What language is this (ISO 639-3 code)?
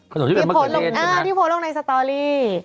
tha